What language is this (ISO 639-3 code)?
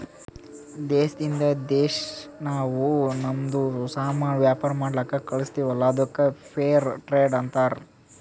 kan